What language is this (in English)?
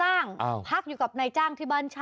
Thai